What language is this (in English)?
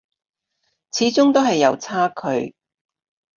Cantonese